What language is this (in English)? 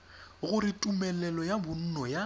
Tswana